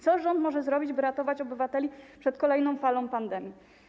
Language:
Polish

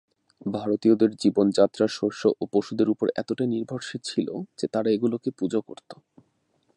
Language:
Bangla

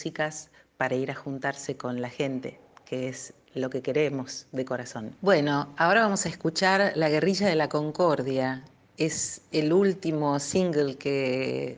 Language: Spanish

